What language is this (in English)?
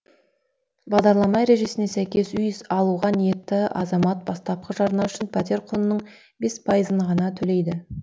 Kazakh